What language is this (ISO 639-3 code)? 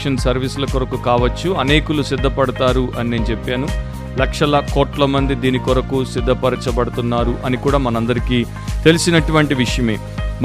tel